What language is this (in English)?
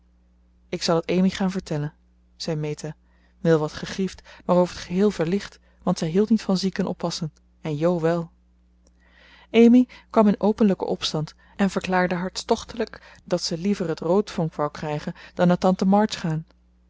Dutch